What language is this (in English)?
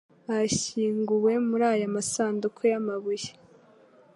Kinyarwanda